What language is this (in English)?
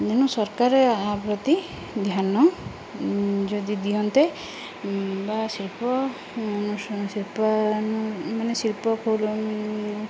Odia